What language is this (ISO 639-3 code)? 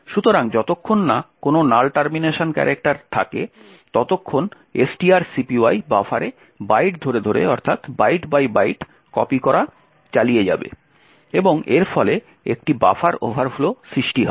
ben